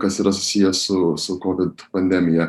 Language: Lithuanian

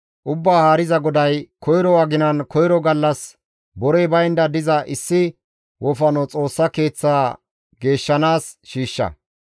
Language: Gamo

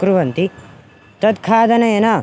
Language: Sanskrit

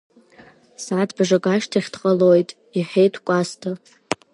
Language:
Abkhazian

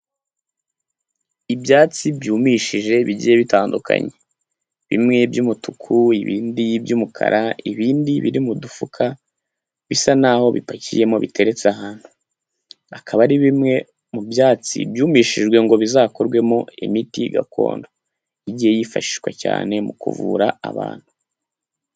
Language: Kinyarwanda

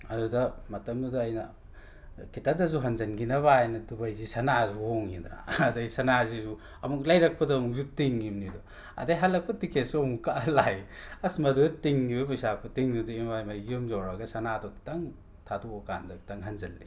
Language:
Manipuri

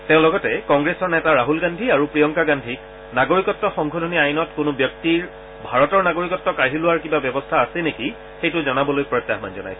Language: Assamese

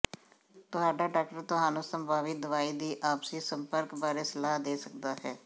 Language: Punjabi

